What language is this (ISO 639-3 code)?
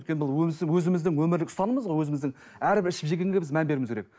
kaz